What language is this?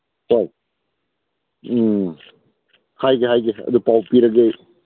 Manipuri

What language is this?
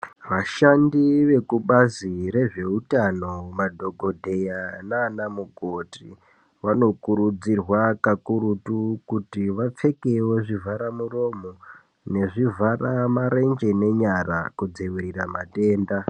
Ndau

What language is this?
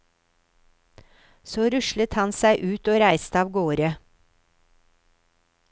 Norwegian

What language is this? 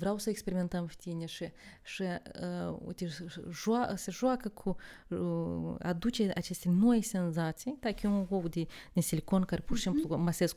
Romanian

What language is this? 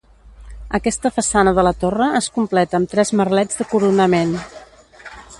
Catalan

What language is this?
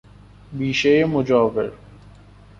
Persian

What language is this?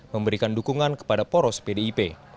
Indonesian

